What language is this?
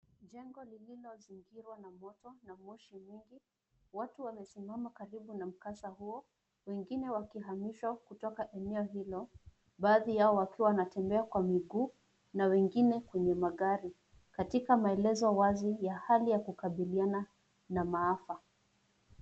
Swahili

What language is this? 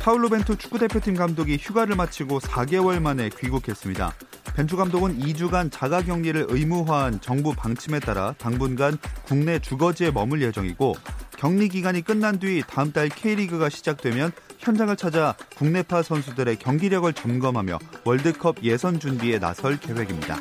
Korean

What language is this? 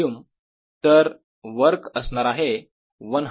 Marathi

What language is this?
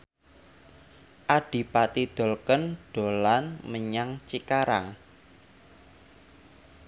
Javanese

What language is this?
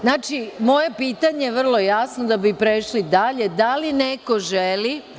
Serbian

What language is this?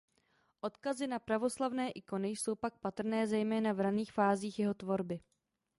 Czech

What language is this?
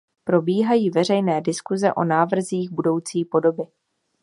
Czech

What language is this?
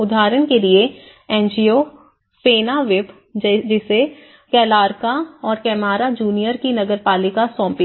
Hindi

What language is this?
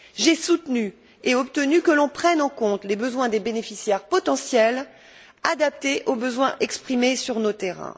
French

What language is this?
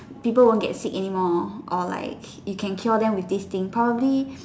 English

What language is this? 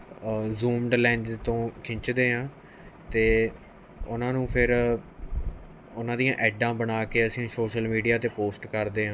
Punjabi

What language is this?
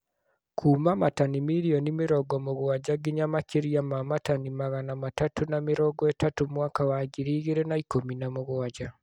Kikuyu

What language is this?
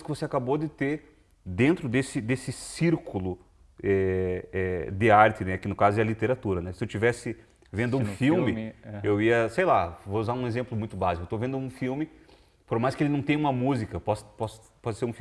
Portuguese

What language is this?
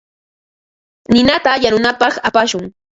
Ambo-Pasco Quechua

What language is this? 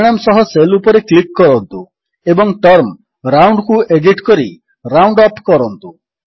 Odia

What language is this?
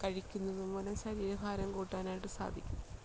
Malayalam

